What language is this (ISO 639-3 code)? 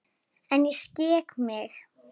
isl